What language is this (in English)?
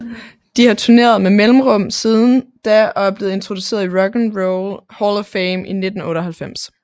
Danish